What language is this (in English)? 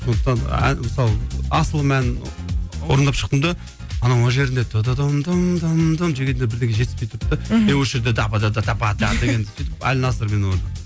Kazakh